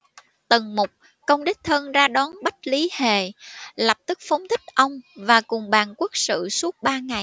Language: Vietnamese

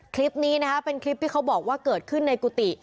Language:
Thai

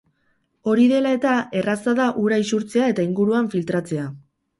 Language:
Basque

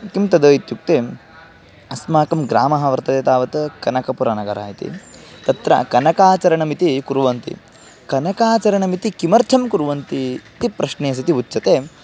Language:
Sanskrit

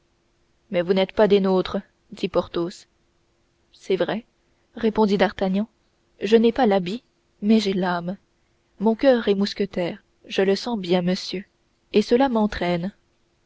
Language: French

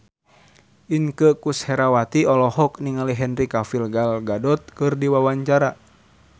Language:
Sundanese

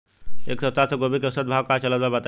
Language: Bhojpuri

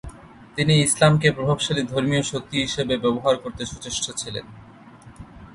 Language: Bangla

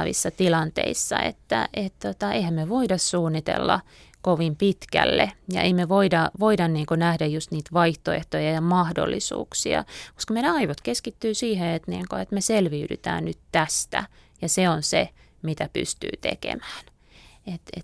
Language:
Finnish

